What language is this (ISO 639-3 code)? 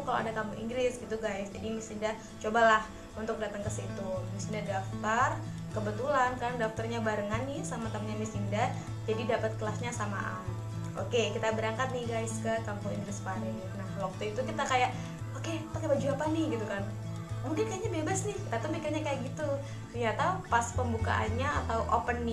ind